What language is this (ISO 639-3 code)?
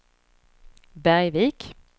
swe